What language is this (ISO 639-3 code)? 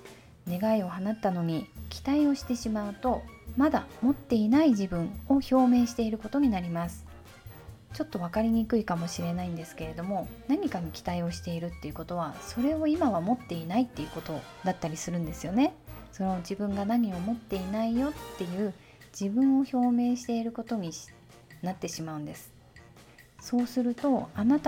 jpn